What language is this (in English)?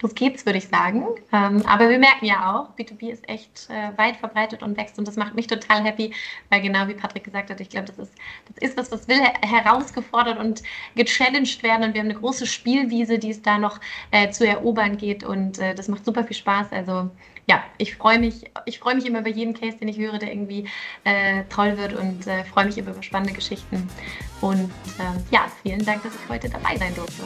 German